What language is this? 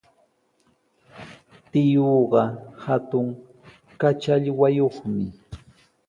Sihuas Ancash Quechua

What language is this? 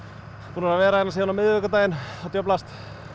Icelandic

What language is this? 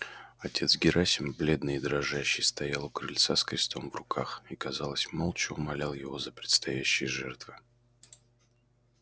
Russian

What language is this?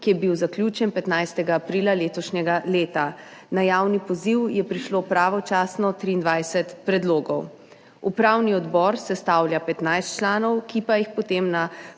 Slovenian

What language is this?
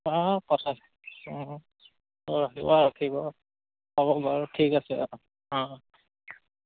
Assamese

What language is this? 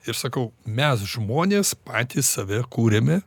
Lithuanian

